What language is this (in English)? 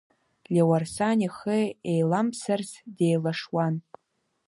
Abkhazian